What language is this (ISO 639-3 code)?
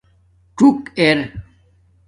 dmk